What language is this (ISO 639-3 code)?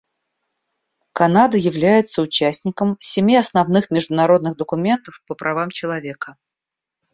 rus